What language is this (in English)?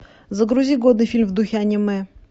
Russian